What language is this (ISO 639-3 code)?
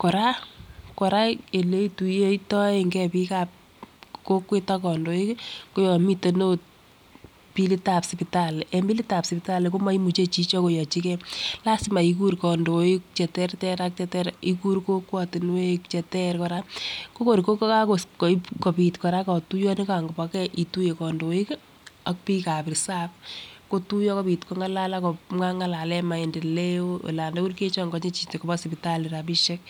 kln